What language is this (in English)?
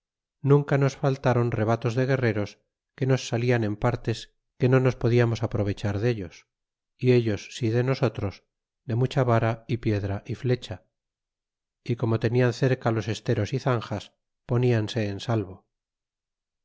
Spanish